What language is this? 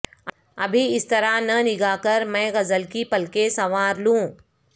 Urdu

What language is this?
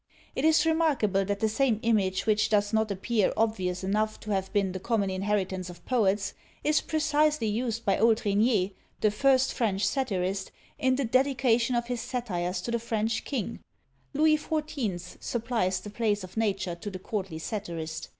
English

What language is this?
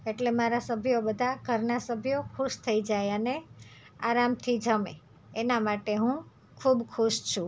Gujarati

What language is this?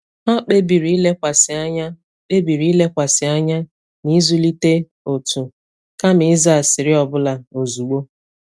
Igbo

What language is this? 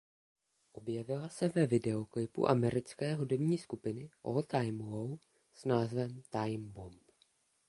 Czech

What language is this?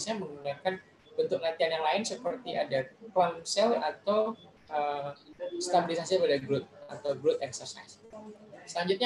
Indonesian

